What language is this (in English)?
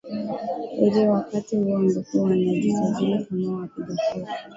Swahili